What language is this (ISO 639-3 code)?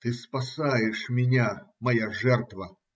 rus